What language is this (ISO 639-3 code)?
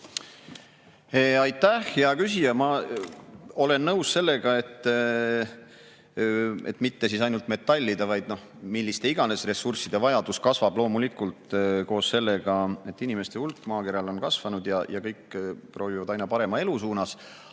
est